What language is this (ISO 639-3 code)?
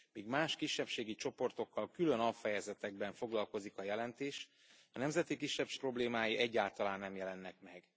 hun